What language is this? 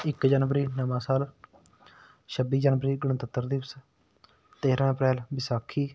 Punjabi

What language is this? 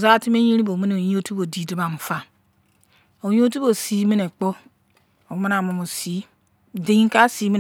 Izon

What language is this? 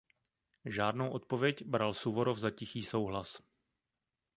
Czech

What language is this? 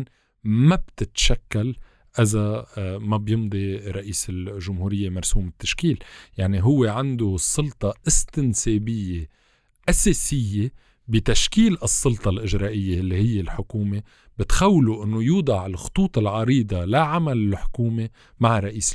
Arabic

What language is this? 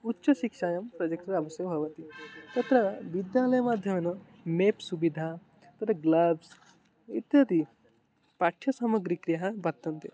Sanskrit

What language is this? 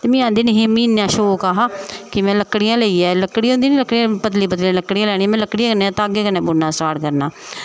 Dogri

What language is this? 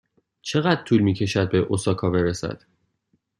Persian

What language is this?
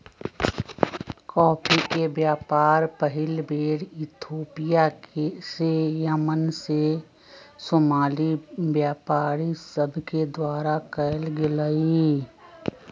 Magahi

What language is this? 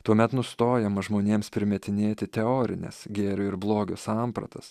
Lithuanian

